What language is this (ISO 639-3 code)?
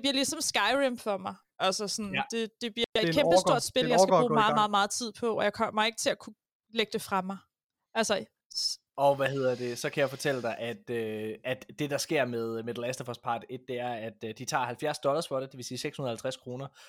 dan